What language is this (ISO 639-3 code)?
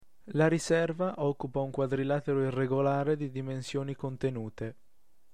ita